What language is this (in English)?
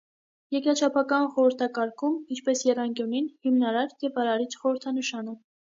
Armenian